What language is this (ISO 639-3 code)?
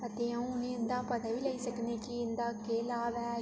doi